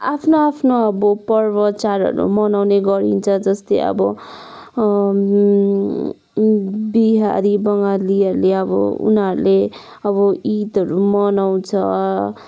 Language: Nepali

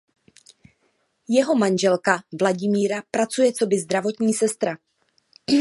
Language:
Czech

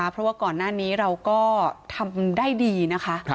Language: Thai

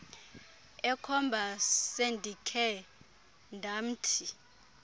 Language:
Xhosa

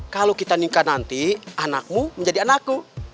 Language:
Indonesian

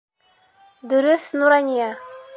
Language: Bashkir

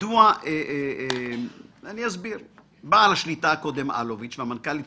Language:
Hebrew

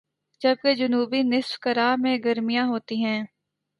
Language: Urdu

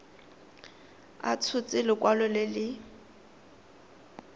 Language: Tswana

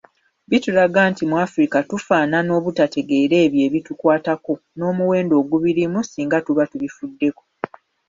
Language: Ganda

